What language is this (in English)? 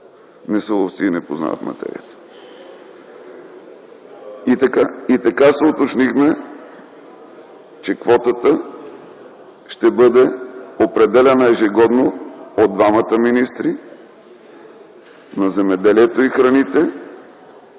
Bulgarian